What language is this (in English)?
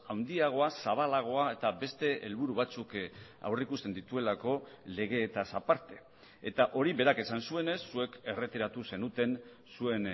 Basque